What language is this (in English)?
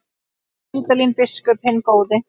Icelandic